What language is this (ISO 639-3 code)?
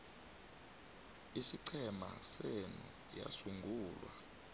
nbl